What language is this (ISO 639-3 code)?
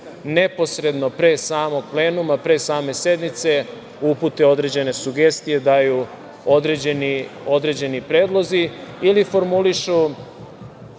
srp